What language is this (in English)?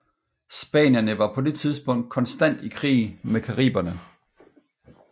Danish